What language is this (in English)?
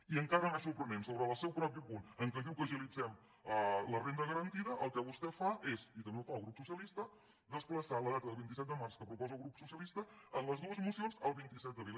Catalan